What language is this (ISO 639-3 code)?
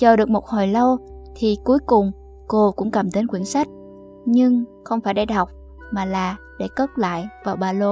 vie